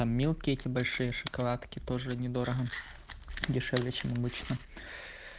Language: Russian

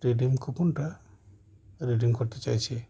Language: Bangla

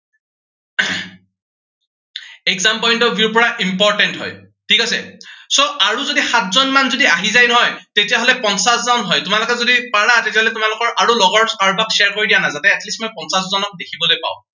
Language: Assamese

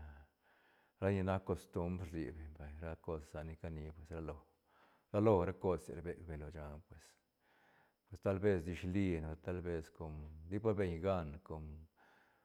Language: Santa Catarina Albarradas Zapotec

